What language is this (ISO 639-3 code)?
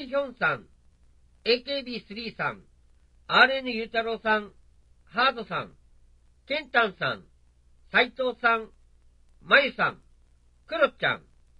jpn